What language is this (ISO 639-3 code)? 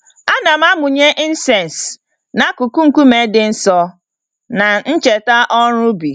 ibo